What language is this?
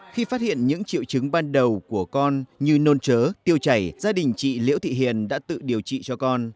Vietnamese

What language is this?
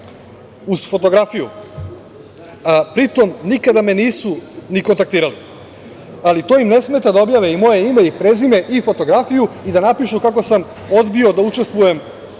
Serbian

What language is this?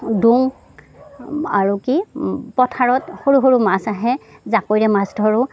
Assamese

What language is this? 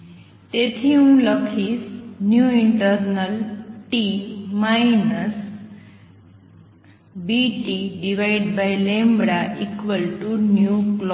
Gujarati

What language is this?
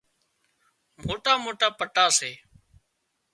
Wadiyara Koli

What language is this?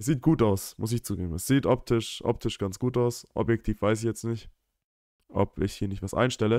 German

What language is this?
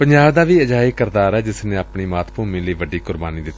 Punjabi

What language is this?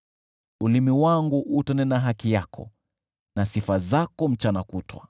Swahili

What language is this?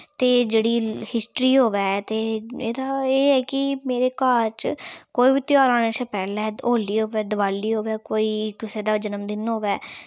Dogri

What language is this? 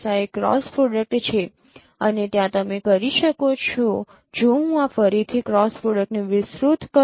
Gujarati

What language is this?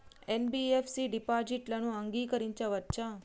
Telugu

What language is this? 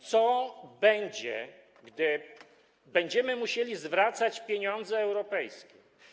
Polish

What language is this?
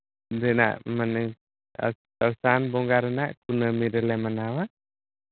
Santali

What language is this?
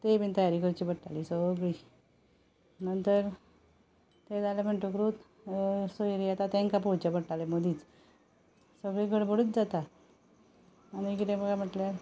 Konkani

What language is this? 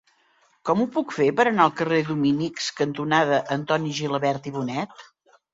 Catalan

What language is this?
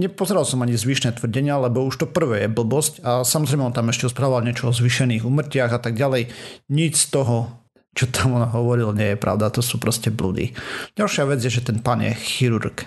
Slovak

